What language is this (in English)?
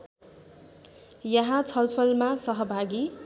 Nepali